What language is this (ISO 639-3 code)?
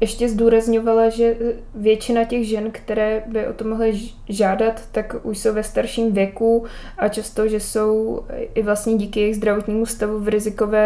ces